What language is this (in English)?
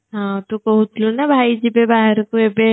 Odia